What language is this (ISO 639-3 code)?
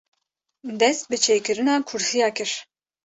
kur